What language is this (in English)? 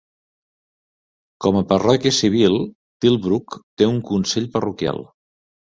Catalan